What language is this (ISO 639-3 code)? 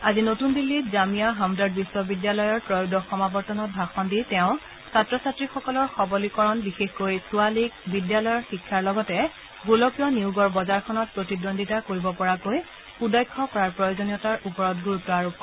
asm